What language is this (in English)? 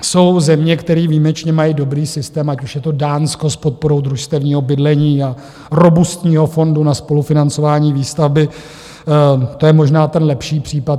Czech